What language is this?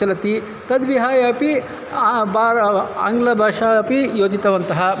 Sanskrit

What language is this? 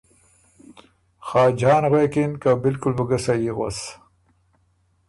Ormuri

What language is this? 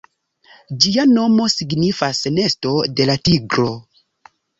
Esperanto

